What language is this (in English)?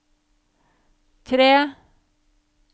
Norwegian